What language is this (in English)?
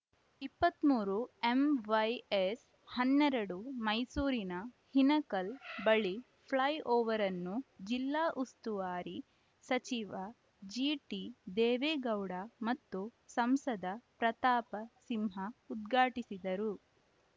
Kannada